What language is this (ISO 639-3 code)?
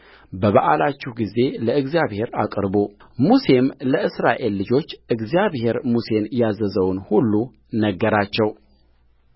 amh